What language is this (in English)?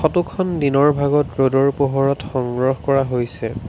Assamese